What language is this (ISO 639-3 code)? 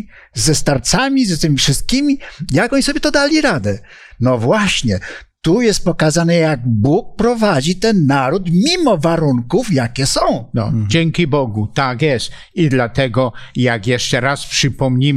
pol